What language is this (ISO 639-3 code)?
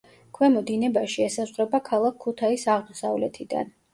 kat